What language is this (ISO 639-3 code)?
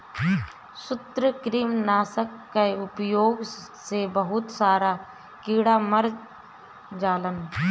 bho